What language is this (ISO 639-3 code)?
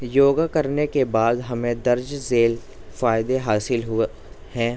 urd